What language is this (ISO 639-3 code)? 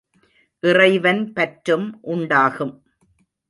tam